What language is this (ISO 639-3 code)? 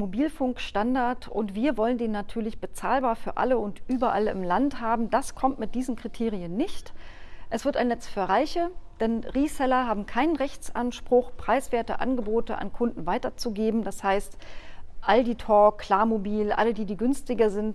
deu